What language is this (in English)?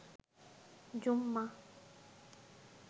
Bangla